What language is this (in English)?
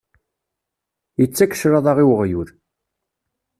Kabyle